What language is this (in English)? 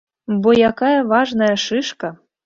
Belarusian